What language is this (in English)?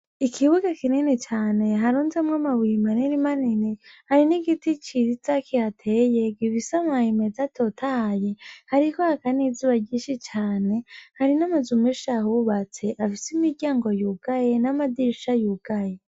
Rundi